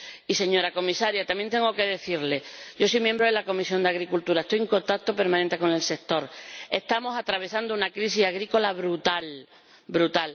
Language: Spanish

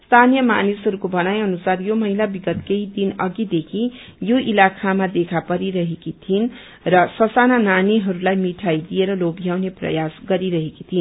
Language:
Nepali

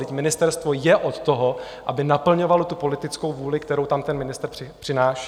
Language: Czech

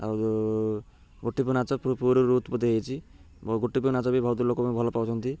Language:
Odia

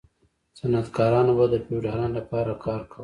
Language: Pashto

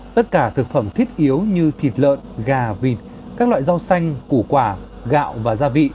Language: Vietnamese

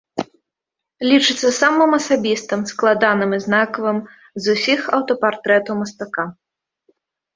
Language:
Belarusian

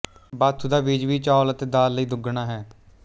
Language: Punjabi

